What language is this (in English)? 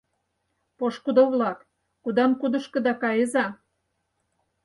Mari